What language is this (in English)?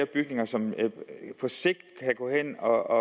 Danish